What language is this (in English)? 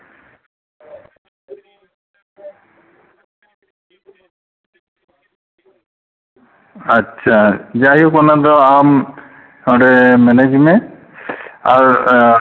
Santali